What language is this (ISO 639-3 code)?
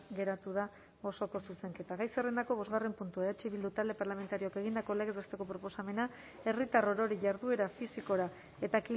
eus